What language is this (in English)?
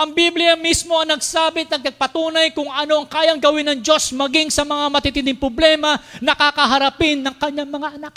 Filipino